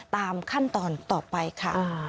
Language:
Thai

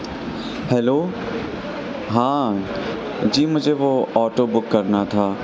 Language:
Urdu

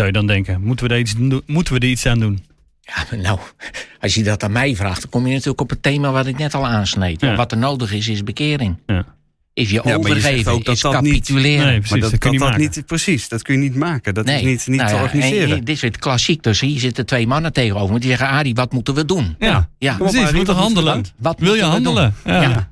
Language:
Dutch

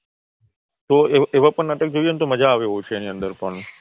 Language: Gujarati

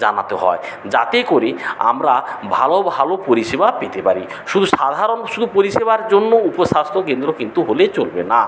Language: Bangla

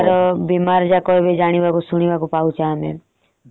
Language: Odia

